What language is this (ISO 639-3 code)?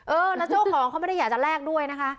tha